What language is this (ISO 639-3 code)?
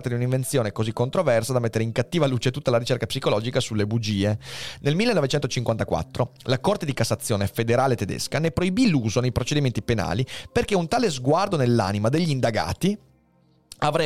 ita